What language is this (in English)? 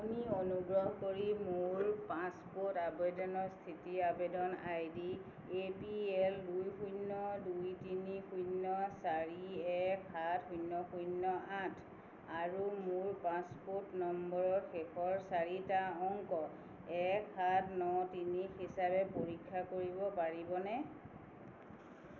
Assamese